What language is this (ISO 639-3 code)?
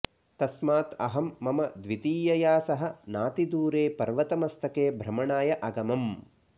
san